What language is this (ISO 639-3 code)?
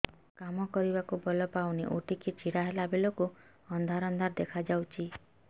ori